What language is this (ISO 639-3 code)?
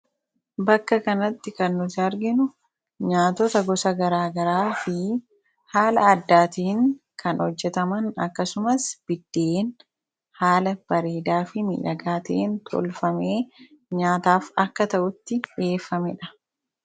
orm